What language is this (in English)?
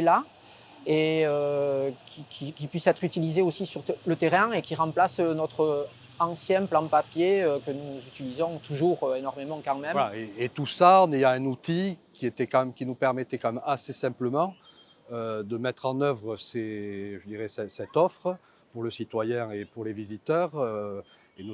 French